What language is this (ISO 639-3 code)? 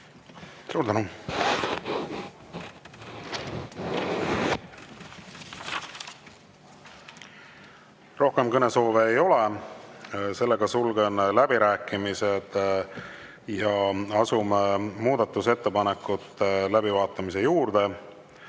est